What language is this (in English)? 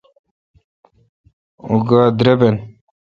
Kalkoti